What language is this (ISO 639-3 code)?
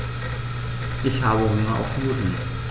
deu